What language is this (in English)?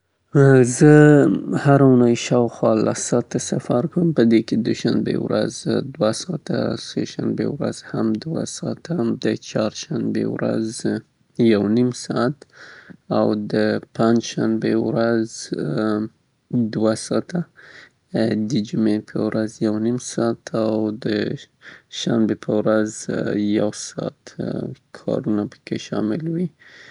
Southern Pashto